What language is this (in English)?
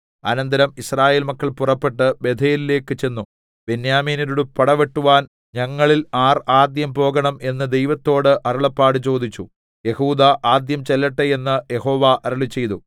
Malayalam